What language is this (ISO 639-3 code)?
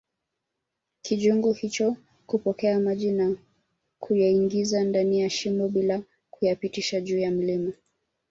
swa